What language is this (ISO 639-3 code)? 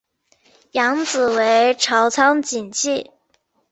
zho